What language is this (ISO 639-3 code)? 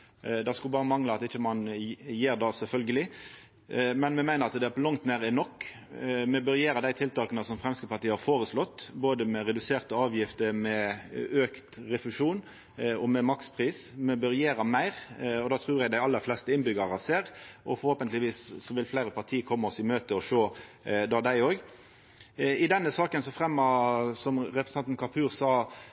nno